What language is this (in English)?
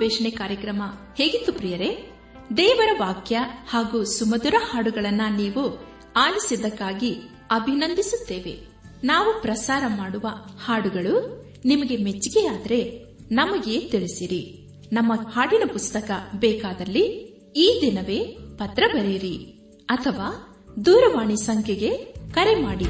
Kannada